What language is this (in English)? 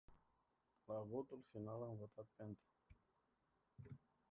Romanian